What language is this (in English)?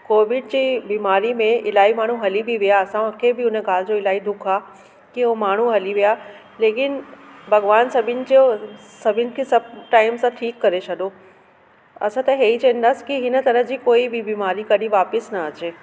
Sindhi